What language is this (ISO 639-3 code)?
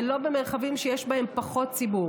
heb